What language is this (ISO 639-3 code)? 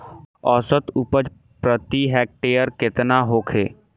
bho